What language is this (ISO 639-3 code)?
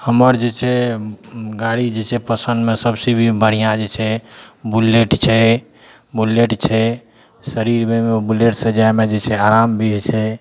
mai